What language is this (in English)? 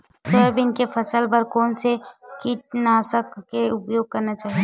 Chhattisgarhi